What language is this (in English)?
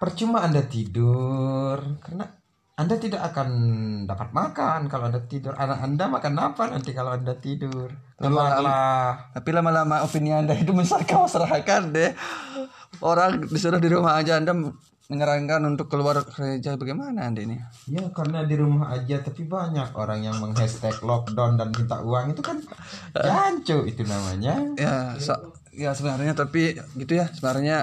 Indonesian